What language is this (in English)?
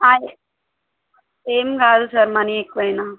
Telugu